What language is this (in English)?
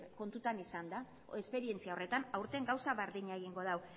Basque